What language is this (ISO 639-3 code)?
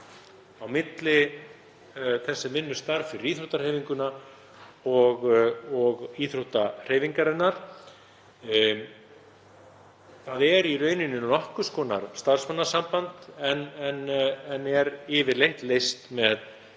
isl